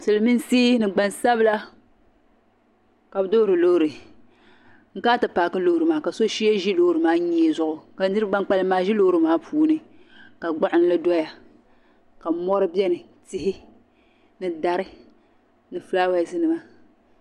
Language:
Dagbani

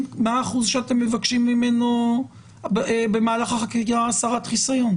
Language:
Hebrew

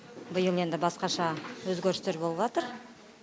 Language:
Kazakh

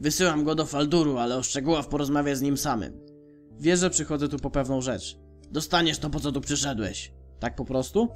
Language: Polish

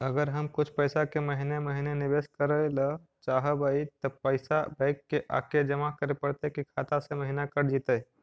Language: Magahi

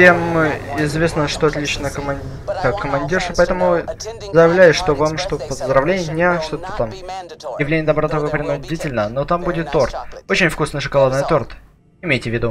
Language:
Russian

